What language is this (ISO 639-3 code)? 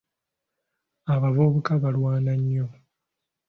lug